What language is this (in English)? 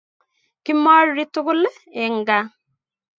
Kalenjin